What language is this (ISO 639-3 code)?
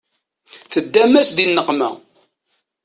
kab